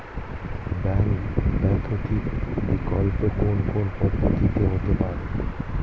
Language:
Bangla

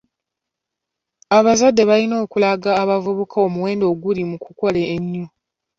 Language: Ganda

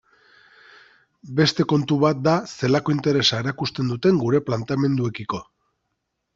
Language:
Basque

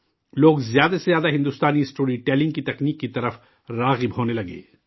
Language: Urdu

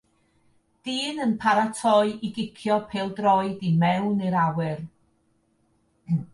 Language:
Welsh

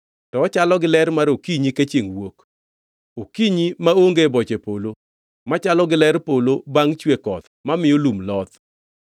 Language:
Luo (Kenya and Tanzania)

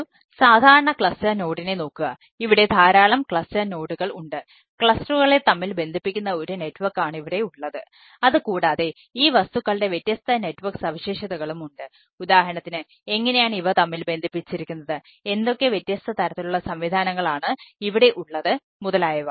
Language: Malayalam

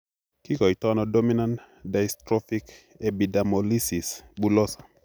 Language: Kalenjin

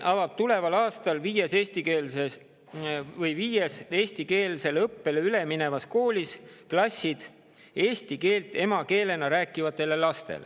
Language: Estonian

